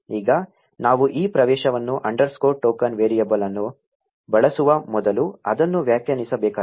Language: Kannada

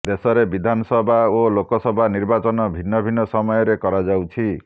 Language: Odia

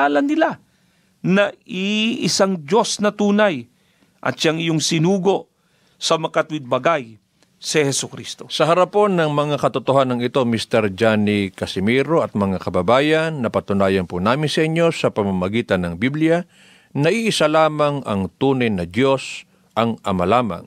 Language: Filipino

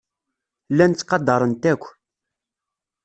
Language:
Kabyle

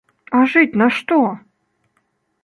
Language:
Belarusian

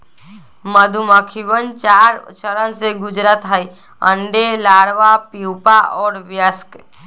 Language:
Magahi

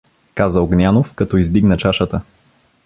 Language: Bulgarian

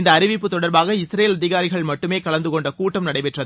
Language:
Tamil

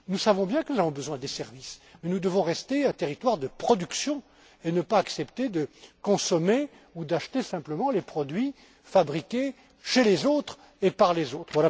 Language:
French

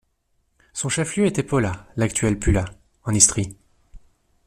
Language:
French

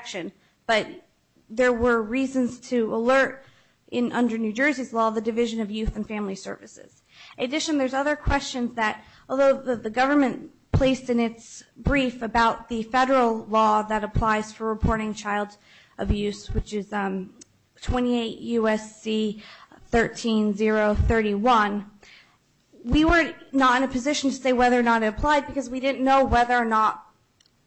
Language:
English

